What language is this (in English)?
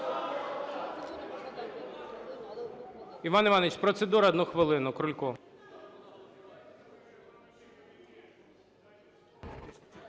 Ukrainian